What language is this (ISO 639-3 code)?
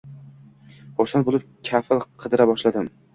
uzb